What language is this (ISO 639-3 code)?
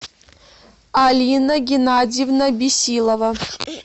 rus